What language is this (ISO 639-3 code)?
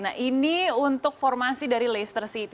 ind